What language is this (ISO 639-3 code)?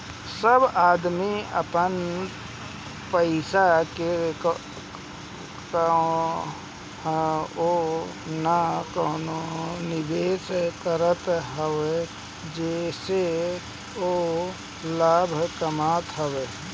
bho